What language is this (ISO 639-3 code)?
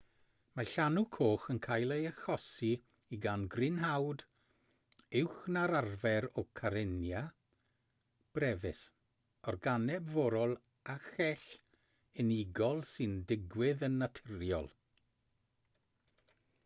cym